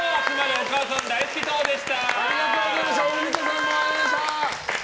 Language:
Japanese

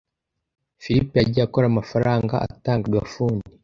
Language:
Kinyarwanda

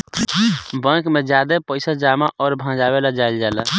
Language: Bhojpuri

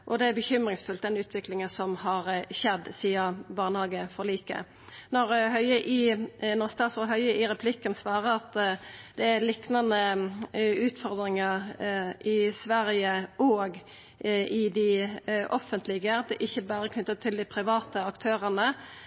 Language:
Norwegian Nynorsk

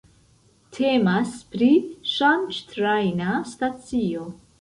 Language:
Esperanto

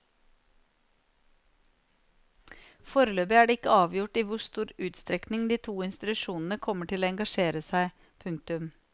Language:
Norwegian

